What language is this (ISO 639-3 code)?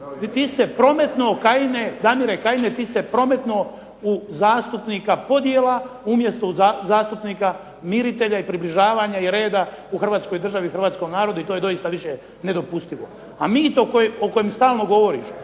hrv